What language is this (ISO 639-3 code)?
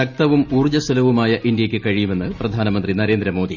mal